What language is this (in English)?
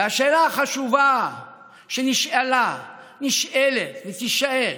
Hebrew